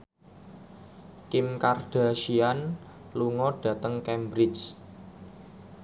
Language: Javanese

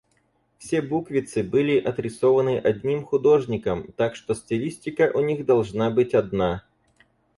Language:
Russian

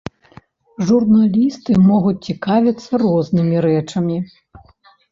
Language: Belarusian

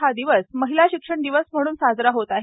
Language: Marathi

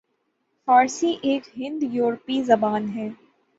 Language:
Urdu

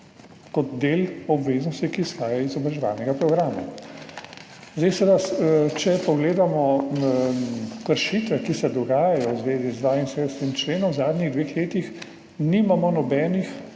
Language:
Slovenian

